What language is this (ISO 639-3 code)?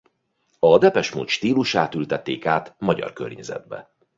hun